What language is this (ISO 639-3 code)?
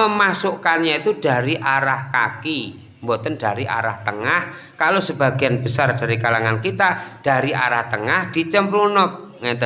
ind